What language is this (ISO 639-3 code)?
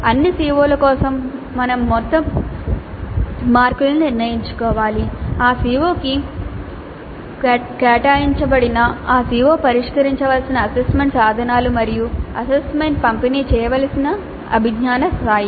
tel